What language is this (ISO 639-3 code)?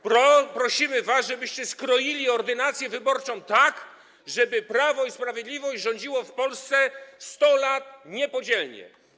pol